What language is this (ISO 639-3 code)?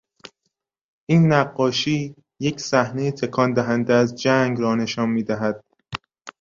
fas